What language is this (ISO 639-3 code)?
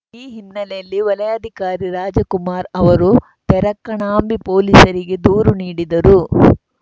kan